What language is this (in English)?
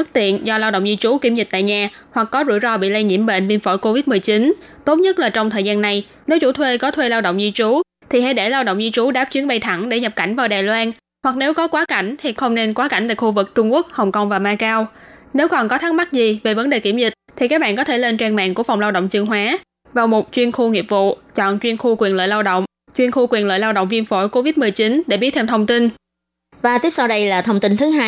Vietnamese